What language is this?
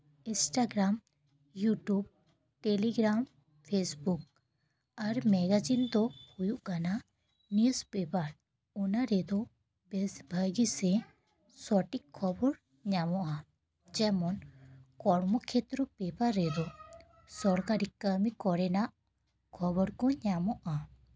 Santali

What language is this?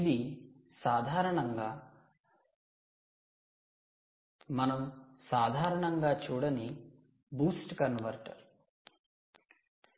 Telugu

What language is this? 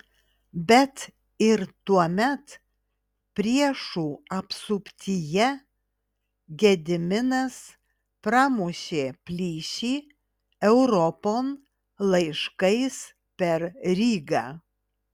Lithuanian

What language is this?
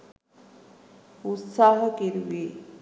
Sinhala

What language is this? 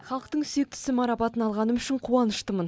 Kazakh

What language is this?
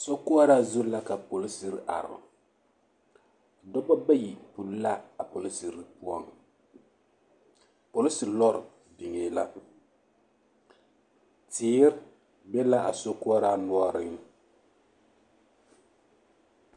Southern Dagaare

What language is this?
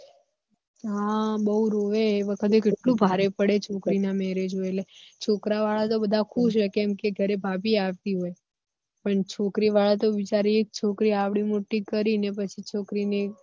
Gujarati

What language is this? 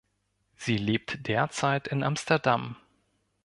German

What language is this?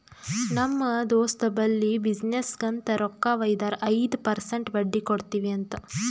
Kannada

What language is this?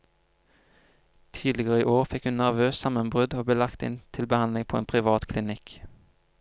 Norwegian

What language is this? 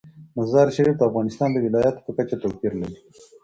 Pashto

